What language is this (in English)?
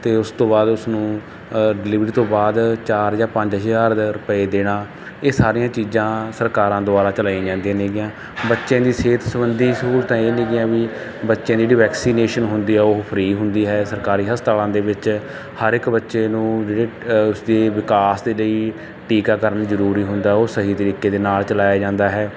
Punjabi